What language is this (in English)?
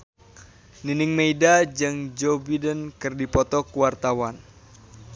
Sundanese